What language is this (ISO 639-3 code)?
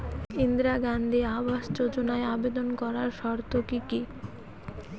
ben